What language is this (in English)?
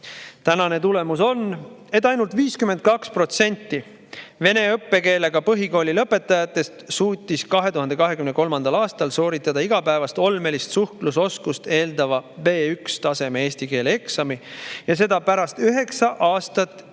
Estonian